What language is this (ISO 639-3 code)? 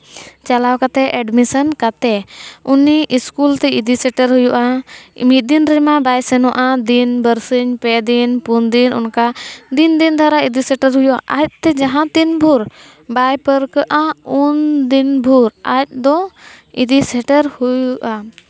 sat